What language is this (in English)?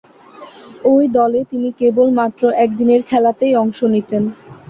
Bangla